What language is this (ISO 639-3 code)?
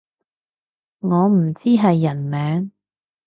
yue